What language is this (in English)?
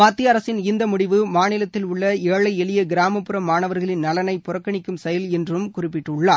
Tamil